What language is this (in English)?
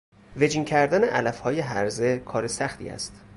Persian